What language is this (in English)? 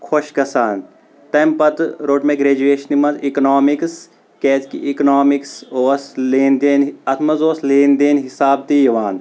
Kashmiri